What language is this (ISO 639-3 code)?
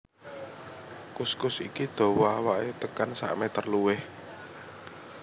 jav